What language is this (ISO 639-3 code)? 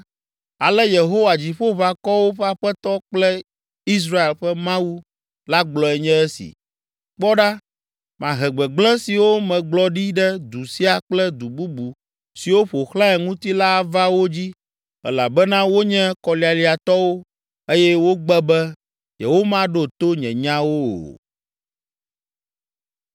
ewe